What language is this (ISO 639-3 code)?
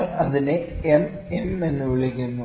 mal